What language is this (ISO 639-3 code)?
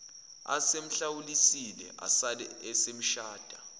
zul